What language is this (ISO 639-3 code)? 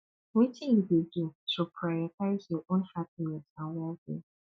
pcm